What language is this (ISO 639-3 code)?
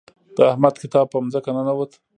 pus